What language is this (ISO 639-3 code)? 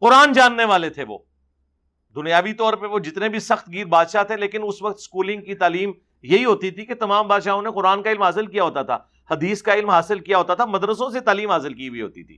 urd